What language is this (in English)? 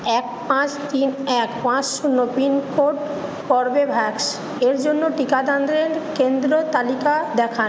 Bangla